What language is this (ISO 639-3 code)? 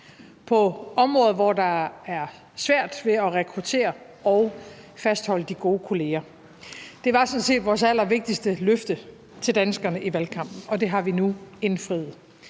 dan